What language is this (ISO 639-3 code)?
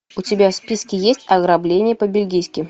rus